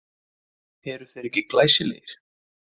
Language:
Icelandic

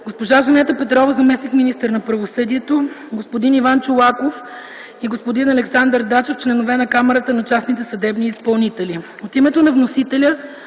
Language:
Bulgarian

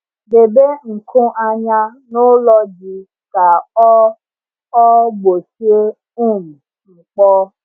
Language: Igbo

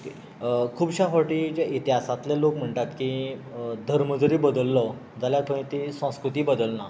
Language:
Konkani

